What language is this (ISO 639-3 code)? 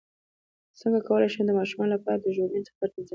pus